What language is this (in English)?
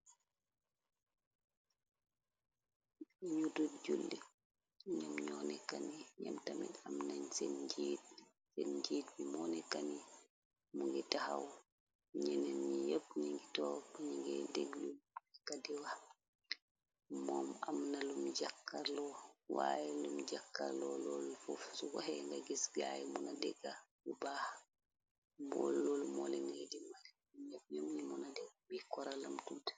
Wolof